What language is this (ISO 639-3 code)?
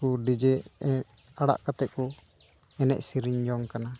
sat